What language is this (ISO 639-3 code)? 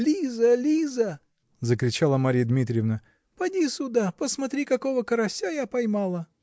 rus